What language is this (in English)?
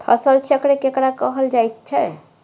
Maithili